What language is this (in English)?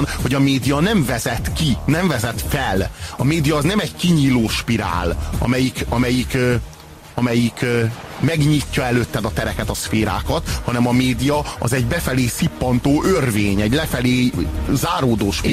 Hungarian